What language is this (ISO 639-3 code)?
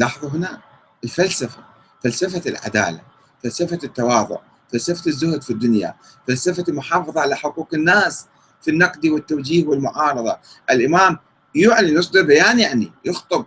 ara